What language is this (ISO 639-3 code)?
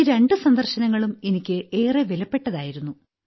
mal